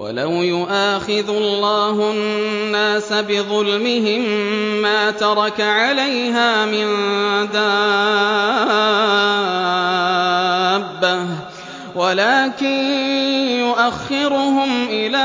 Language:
Arabic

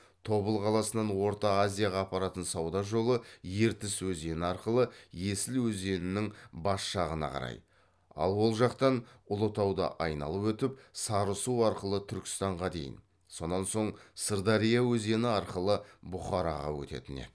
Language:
Kazakh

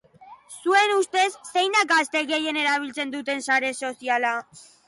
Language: Basque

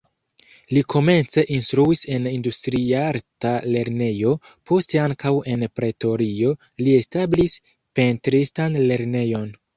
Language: Esperanto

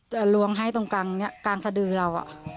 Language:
Thai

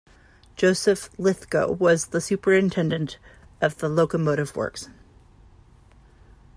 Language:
English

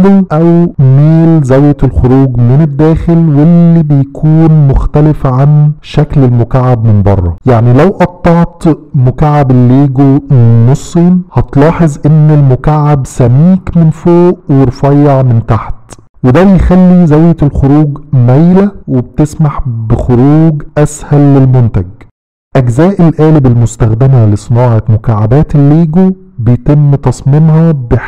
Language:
Arabic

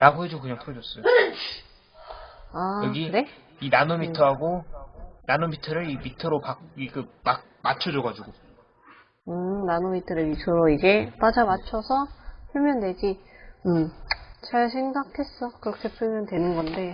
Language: Korean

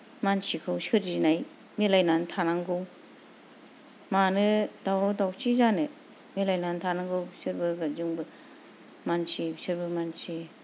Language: Bodo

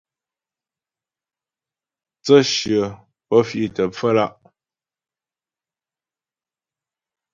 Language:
Ghomala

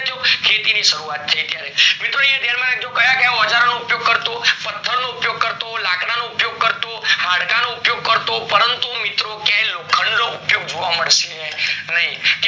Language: Gujarati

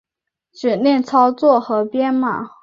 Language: Chinese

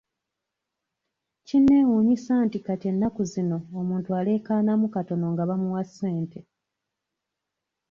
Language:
Ganda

